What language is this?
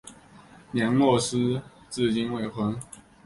Chinese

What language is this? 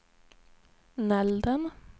Swedish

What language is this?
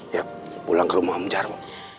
Indonesian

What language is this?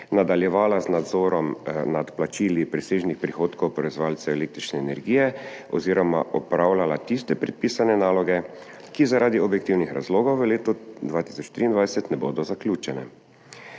Slovenian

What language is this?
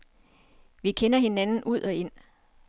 Danish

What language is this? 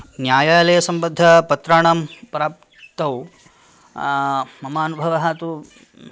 Sanskrit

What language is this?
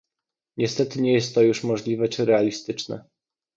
Polish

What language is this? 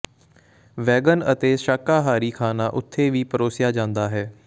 Punjabi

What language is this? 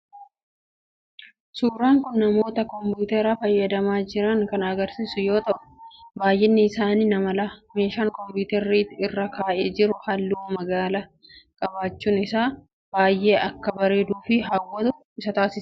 Oromo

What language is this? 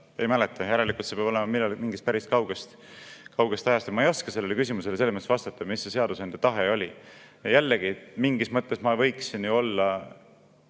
Estonian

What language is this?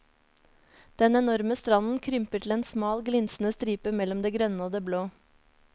Norwegian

